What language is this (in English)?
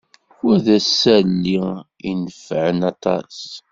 Kabyle